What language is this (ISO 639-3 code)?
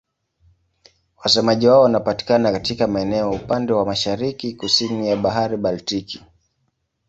swa